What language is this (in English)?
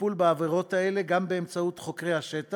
Hebrew